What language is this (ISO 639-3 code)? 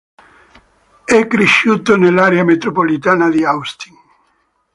ita